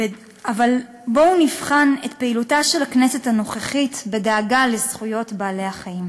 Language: Hebrew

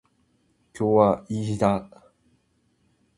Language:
Japanese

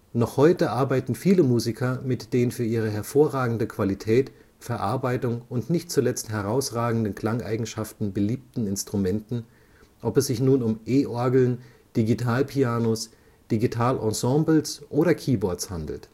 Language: German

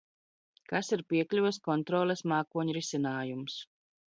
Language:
Latvian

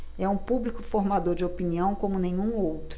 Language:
Portuguese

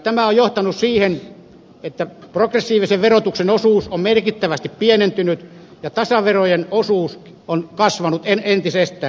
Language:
Finnish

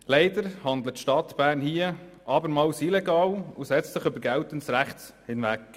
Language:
Swiss German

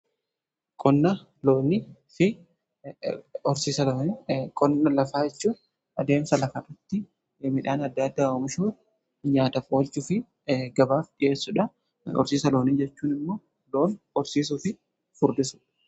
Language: Oromo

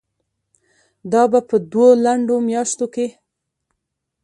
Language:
Pashto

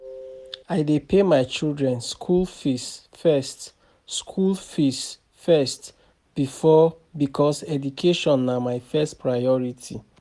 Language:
Nigerian Pidgin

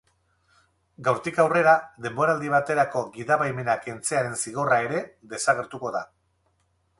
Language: Basque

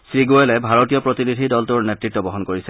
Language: Assamese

